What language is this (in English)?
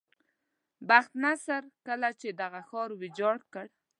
Pashto